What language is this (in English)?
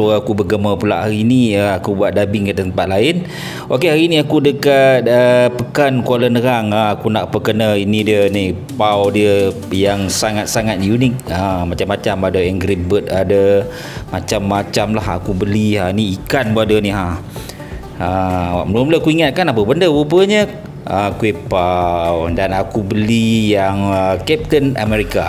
Malay